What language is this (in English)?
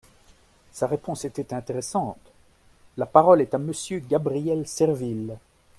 French